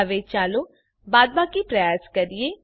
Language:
Gujarati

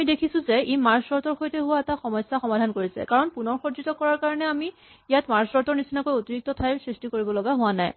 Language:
Assamese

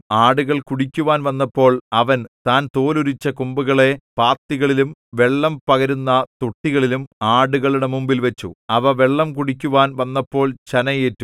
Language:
Malayalam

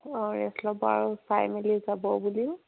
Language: Assamese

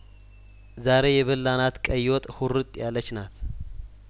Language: Amharic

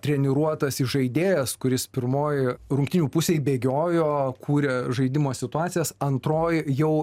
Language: Lithuanian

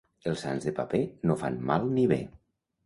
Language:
Catalan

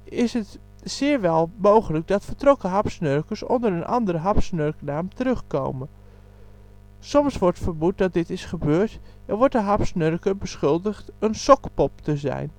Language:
Dutch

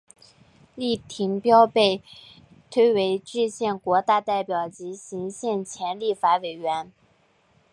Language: Chinese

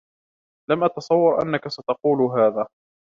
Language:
Arabic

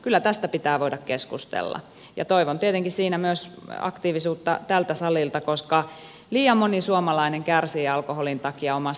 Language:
Finnish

